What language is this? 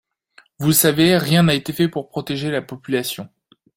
French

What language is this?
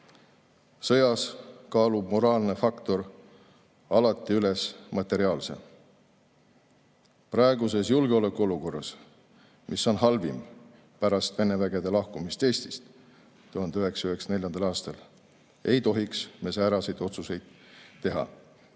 Estonian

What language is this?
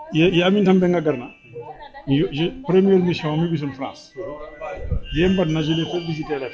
Serer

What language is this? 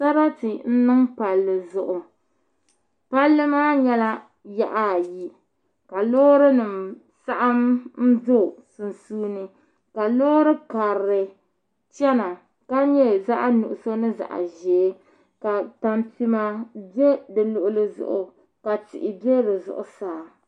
Dagbani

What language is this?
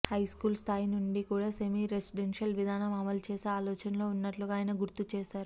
Telugu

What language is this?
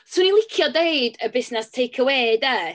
Welsh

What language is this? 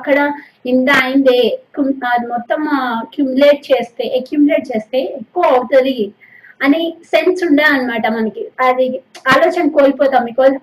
Telugu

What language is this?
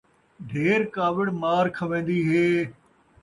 Saraiki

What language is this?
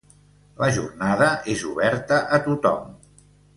Catalan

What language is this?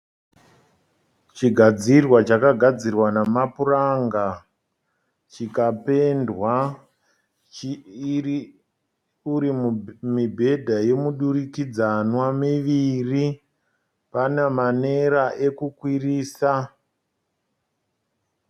Shona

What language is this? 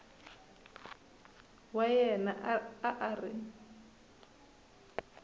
Tsonga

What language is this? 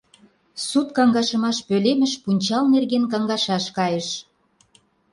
Mari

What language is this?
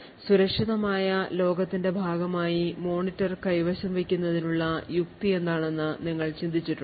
Malayalam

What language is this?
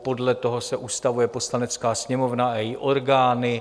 Czech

